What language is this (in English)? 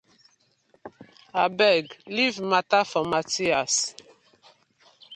Nigerian Pidgin